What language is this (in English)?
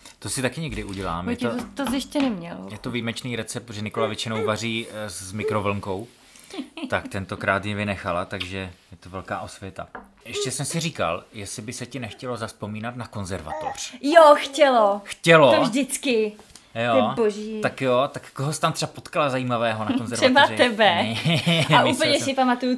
Czech